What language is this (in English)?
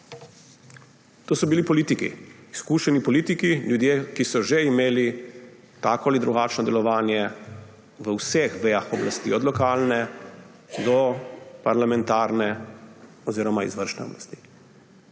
Slovenian